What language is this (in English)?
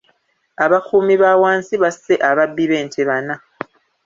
Ganda